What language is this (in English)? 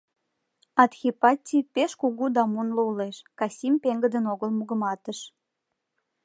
Mari